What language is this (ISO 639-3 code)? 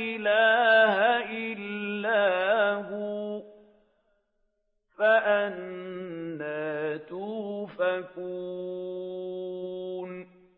ara